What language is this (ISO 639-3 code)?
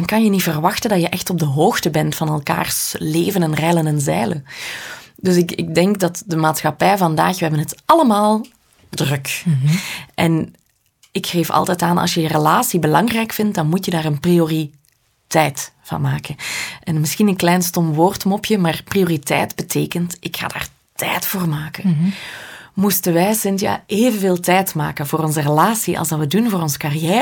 nld